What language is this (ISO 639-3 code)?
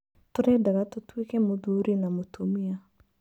kik